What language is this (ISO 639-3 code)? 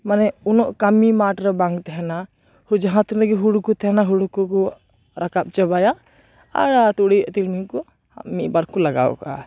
sat